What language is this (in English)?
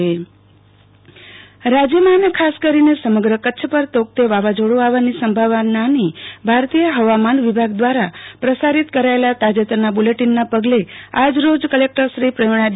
Gujarati